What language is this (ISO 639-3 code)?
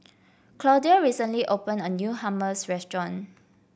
eng